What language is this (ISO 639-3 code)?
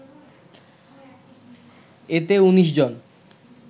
ben